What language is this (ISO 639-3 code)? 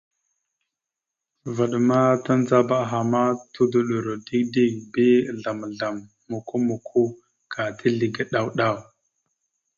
mxu